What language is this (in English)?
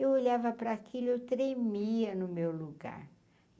Portuguese